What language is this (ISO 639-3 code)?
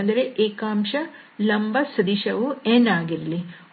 kan